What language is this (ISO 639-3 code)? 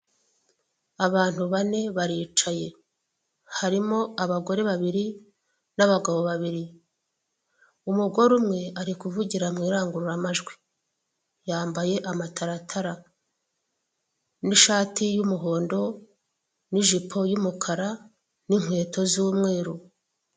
kin